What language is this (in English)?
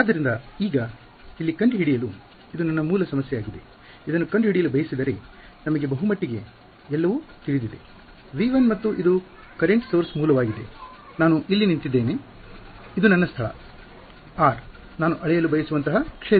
Kannada